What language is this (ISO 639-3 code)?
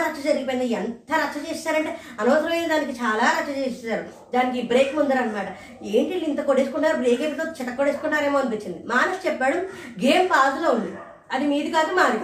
tel